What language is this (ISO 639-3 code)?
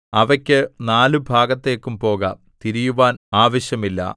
mal